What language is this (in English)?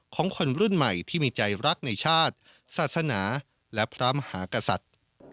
Thai